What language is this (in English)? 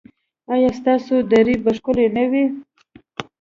Pashto